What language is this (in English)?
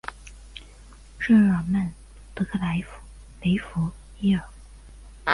Chinese